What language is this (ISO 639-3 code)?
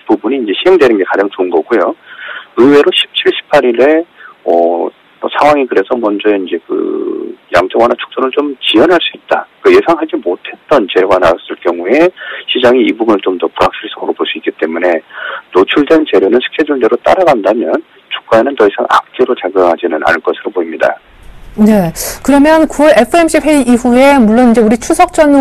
kor